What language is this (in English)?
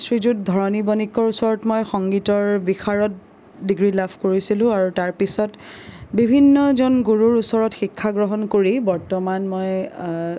Assamese